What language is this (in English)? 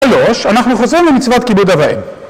Hebrew